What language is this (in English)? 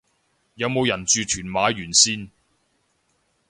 Cantonese